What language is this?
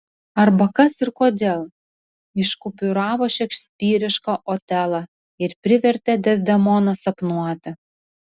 Lithuanian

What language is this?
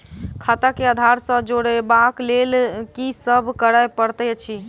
Maithili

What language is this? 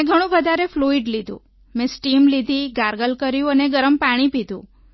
Gujarati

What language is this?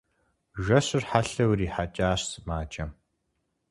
Kabardian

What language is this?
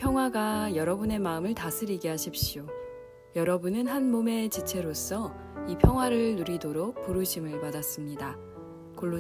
Korean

